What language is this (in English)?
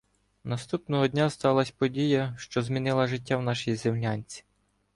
Ukrainian